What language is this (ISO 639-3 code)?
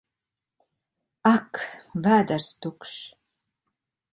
lav